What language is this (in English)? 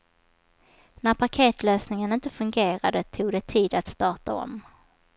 Swedish